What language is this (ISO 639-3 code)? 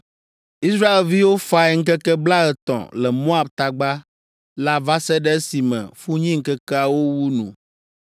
ewe